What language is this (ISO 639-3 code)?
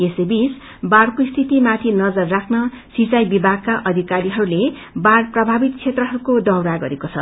nep